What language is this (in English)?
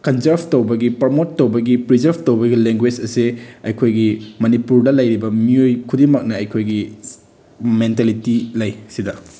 Manipuri